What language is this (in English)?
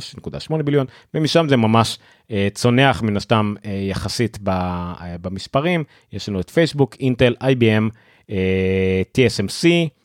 Hebrew